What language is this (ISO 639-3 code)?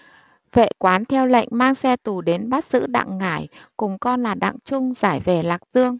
vie